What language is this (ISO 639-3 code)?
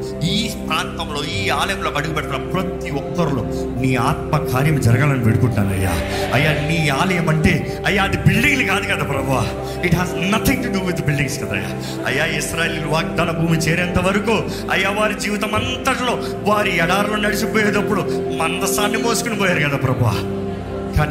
tel